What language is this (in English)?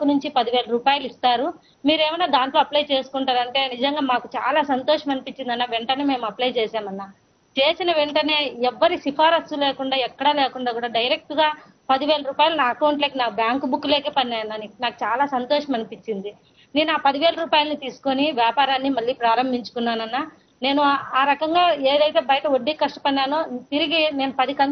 Telugu